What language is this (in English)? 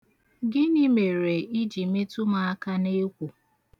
Igbo